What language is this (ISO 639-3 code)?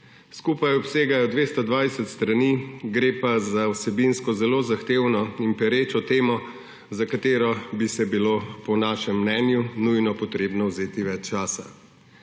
slv